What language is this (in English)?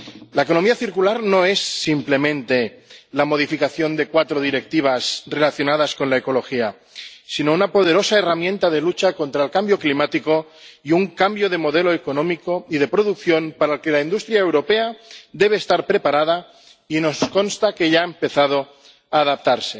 Spanish